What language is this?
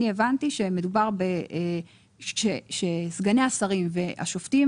Hebrew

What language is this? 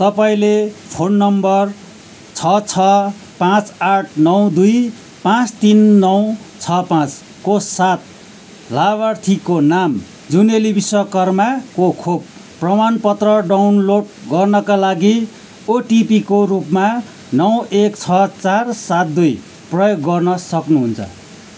Nepali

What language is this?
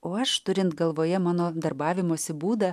Lithuanian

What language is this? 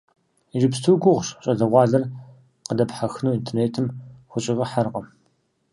Kabardian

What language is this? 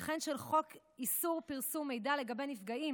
Hebrew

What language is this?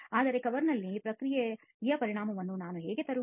Kannada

